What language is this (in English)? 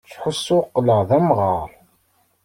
Kabyle